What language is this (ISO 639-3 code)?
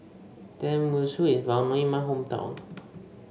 eng